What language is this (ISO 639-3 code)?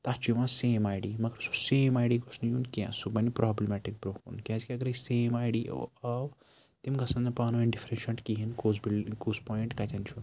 kas